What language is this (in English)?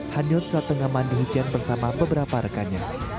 Indonesian